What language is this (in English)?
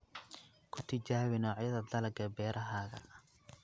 Somali